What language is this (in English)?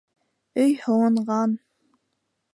Bashkir